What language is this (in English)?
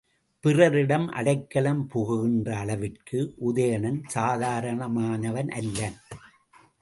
Tamil